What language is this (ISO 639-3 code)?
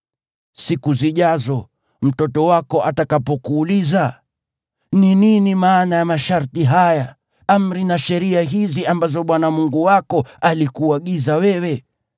swa